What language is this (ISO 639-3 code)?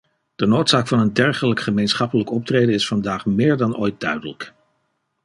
nld